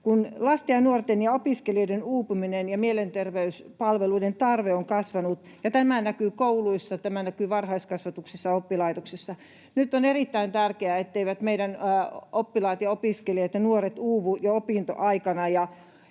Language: Finnish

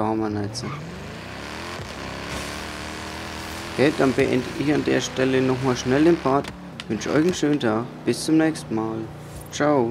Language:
German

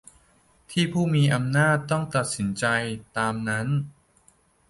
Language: Thai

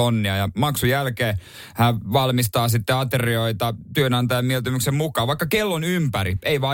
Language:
Finnish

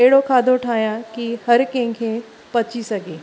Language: Sindhi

